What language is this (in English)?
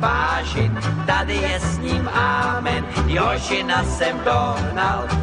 Czech